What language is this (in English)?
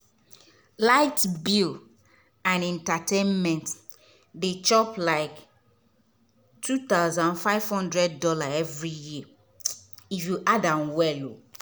Nigerian Pidgin